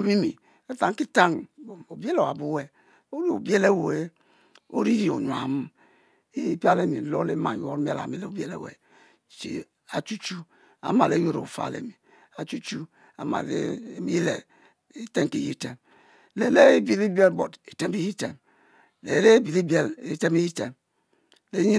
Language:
Mbe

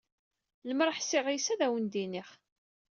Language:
Kabyle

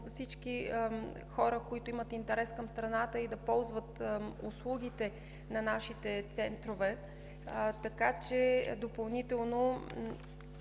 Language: Bulgarian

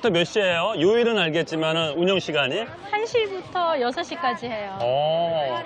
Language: Korean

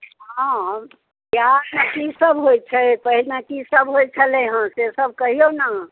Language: Maithili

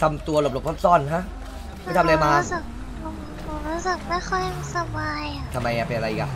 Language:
Thai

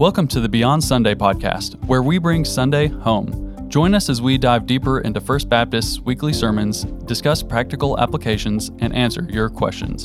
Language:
English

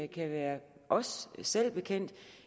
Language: Danish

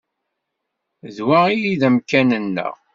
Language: Kabyle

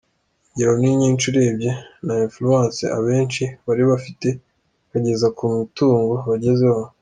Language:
Kinyarwanda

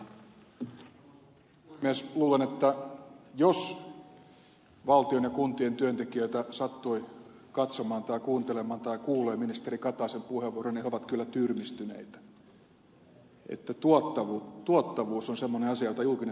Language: Finnish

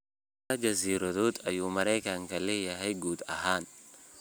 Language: Somali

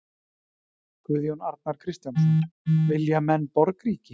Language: Icelandic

